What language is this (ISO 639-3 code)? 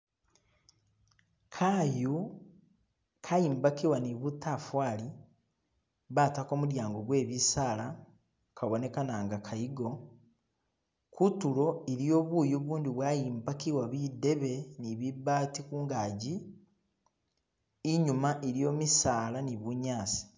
myx